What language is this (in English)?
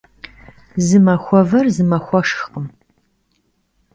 Kabardian